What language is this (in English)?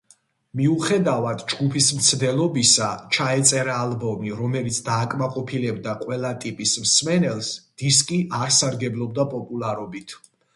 Georgian